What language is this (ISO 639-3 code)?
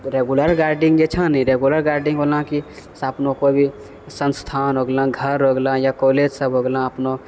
mai